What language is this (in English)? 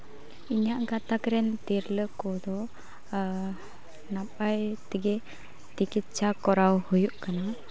Santali